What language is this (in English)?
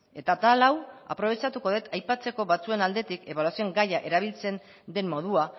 Basque